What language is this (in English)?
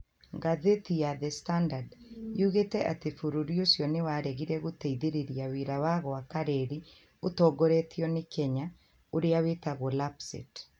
Kikuyu